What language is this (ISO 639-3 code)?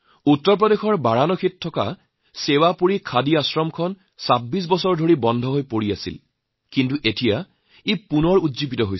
asm